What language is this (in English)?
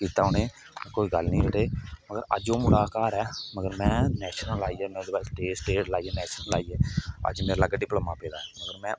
Dogri